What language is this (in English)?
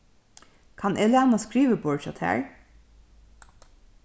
Faroese